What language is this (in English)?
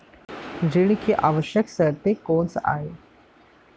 Chhattisgarhi